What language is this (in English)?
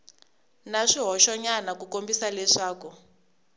Tsonga